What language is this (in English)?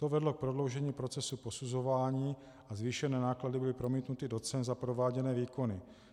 Czech